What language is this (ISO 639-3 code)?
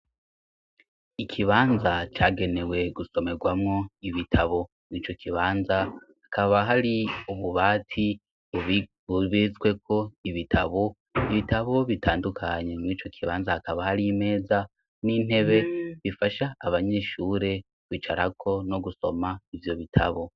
run